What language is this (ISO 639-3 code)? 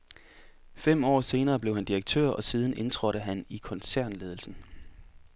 dan